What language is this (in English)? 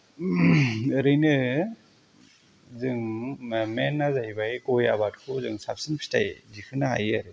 Bodo